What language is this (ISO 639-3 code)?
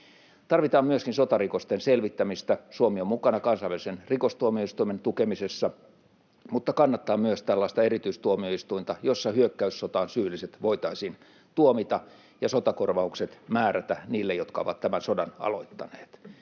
fin